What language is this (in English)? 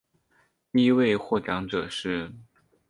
Chinese